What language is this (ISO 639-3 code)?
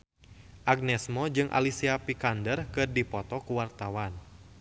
sun